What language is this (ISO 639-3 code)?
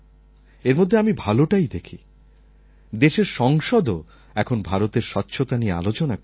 ben